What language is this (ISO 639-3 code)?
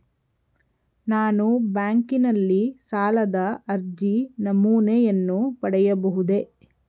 kan